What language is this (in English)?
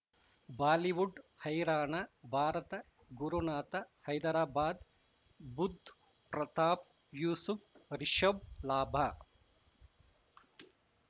Kannada